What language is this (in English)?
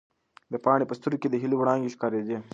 Pashto